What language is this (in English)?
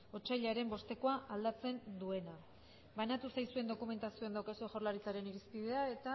Basque